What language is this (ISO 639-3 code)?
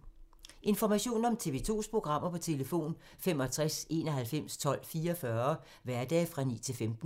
dan